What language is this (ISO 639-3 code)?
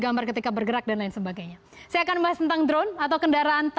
ind